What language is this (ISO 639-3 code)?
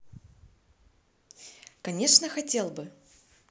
rus